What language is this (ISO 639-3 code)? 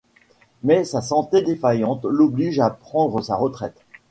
fra